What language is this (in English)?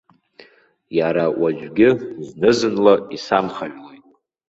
Abkhazian